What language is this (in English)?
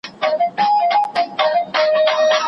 Pashto